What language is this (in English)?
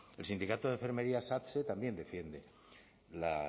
Spanish